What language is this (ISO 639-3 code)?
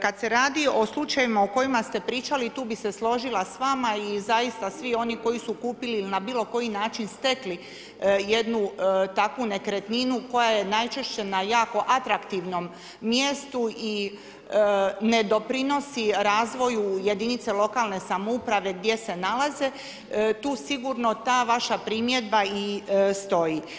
hrv